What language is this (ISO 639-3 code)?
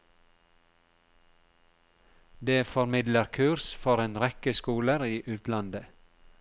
nor